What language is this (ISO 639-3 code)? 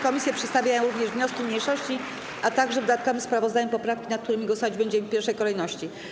pol